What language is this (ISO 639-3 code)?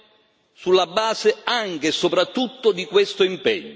ita